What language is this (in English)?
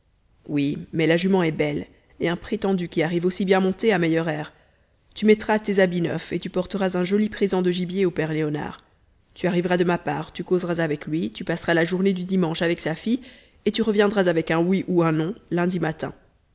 French